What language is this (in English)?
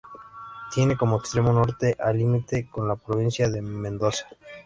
Spanish